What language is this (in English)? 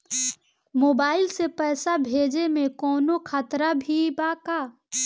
Bhojpuri